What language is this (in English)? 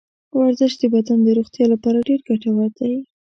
Pashto